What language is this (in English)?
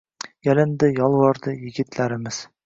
Uzbek